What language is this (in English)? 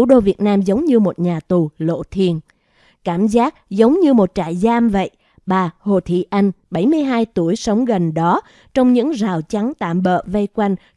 Vietnamese